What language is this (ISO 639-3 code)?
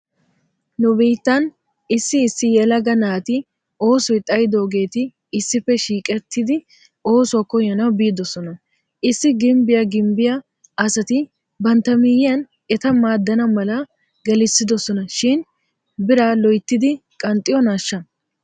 wal